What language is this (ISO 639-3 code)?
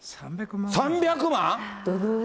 jpn